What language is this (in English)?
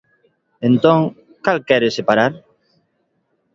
Galician